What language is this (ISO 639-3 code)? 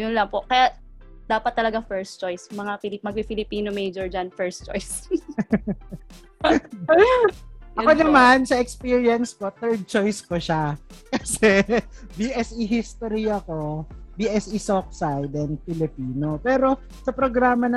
fil